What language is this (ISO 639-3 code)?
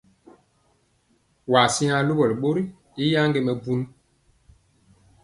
mcx